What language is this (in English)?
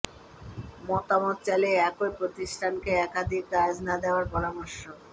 Bangla